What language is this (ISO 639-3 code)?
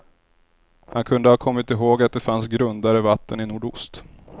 swe